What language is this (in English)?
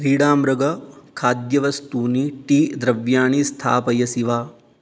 Sanskrit